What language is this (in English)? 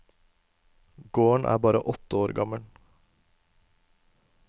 Norwegian